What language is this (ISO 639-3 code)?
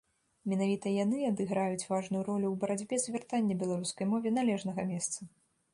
bel